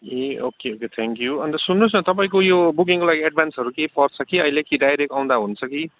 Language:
Nepali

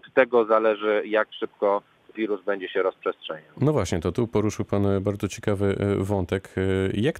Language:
Polish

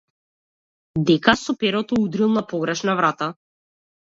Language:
Macedonian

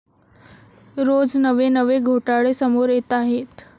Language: Marathi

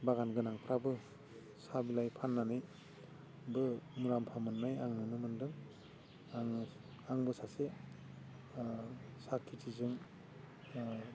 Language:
Bodo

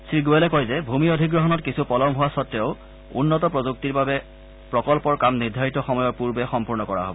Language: Assamese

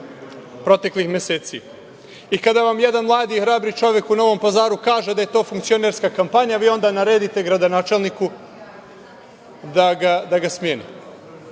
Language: Serbian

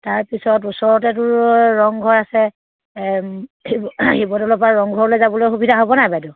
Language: Assamese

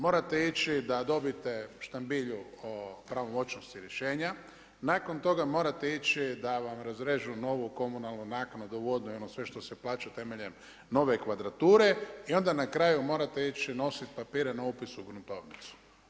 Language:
Croatian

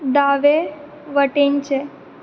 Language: Konkani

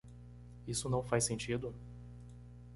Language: Portuguese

